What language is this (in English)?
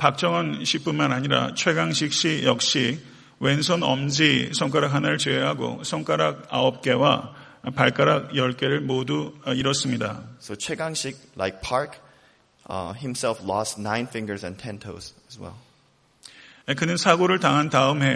Korean